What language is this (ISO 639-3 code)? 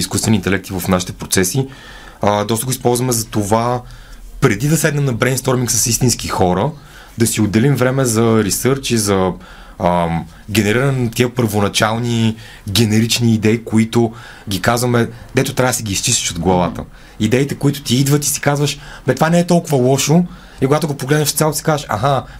bul